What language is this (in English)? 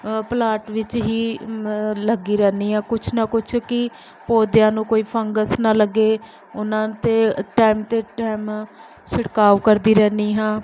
Punjabi